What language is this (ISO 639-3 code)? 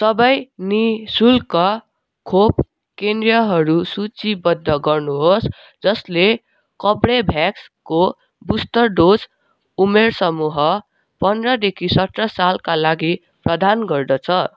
nep